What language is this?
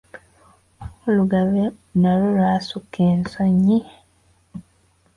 Ganda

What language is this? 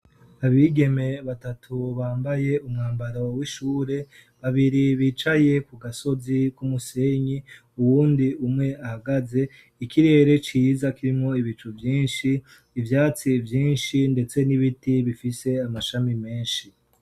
Rundi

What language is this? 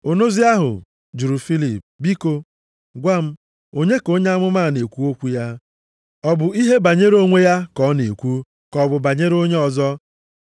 Igbo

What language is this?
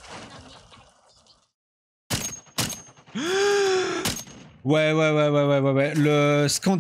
French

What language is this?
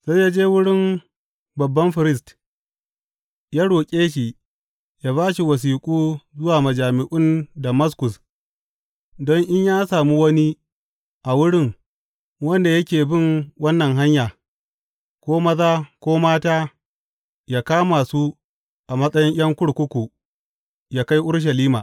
Hausa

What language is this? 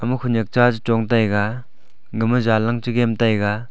Wancho Naga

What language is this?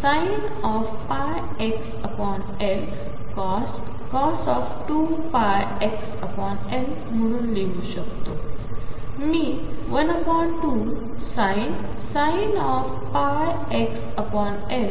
Marathi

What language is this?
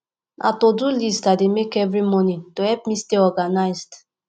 Nigerian Pidgin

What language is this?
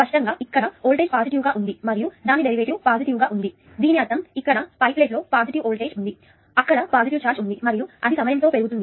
Telugu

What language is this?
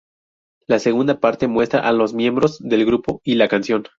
Spanish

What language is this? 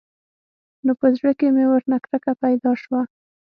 Pashto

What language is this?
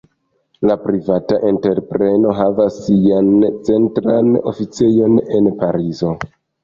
Esperanto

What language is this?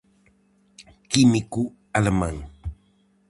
Galician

